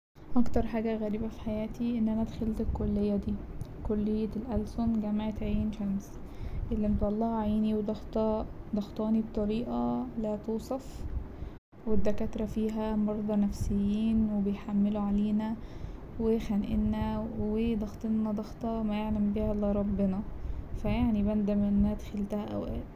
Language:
Egyptian Arabic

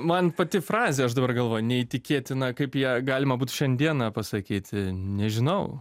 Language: Lithuanian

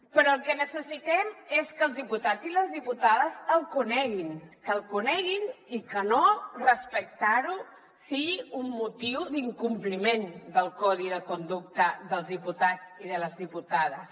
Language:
Catalan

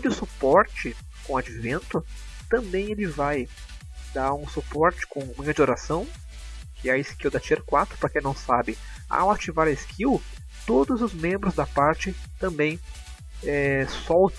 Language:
Portuguese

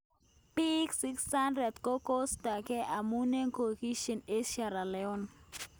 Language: Kalenjin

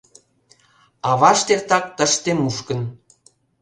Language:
Mari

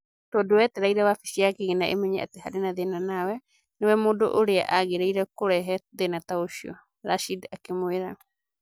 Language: Kikuyu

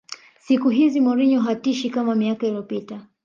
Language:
Swahili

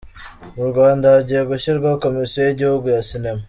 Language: Kinyarwanda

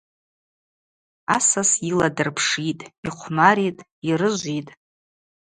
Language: Abaza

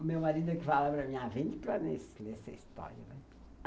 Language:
Portuguese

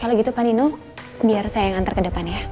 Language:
Indonesian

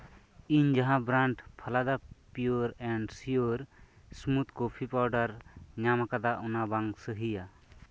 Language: Santali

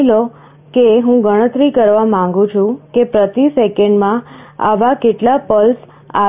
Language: Gujarati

